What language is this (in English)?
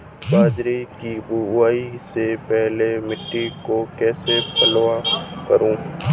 Hindi